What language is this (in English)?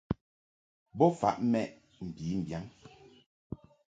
Mungaka